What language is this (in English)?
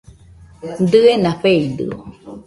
Nüpode Huitoto